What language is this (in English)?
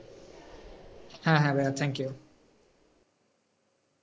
Bangla